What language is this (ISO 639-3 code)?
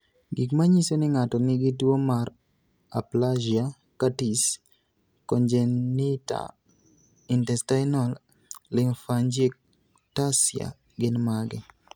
luo